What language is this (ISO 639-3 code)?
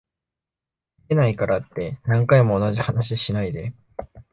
jpn